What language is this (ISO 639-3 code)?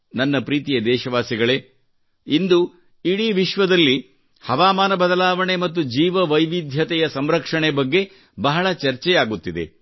kan